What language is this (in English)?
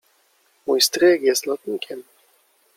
Polish